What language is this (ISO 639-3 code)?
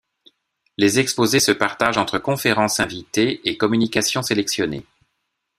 fra